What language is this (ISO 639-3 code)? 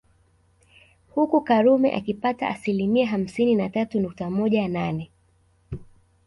swa